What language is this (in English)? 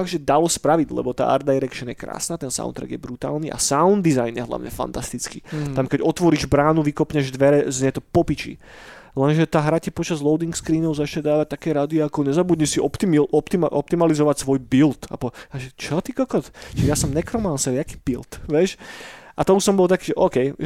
Slovak